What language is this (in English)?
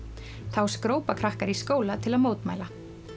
Icelandic